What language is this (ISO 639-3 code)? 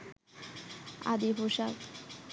ben